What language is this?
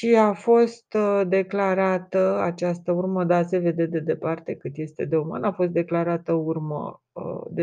Romanian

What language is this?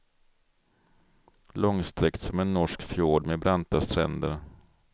Swedish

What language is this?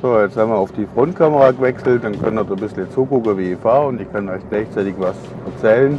German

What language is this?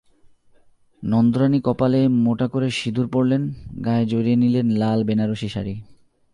Bangla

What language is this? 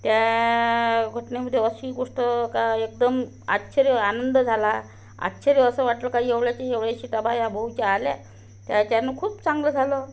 Marathi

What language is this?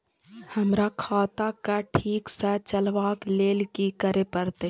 Maithili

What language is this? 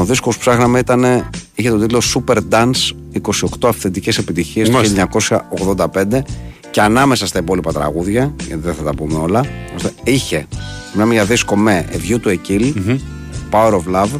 Greek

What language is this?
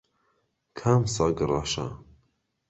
Central Kurdish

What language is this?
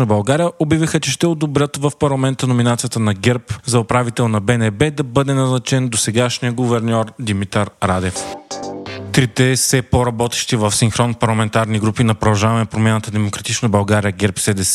Bulgarian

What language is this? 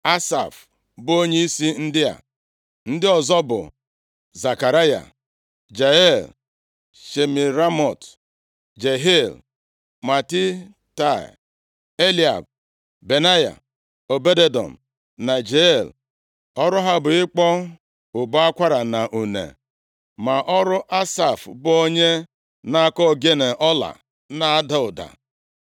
Igbo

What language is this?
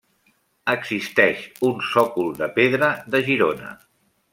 Catalan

